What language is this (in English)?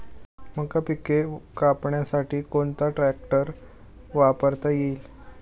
Marathi